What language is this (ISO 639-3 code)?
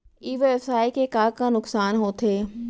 hne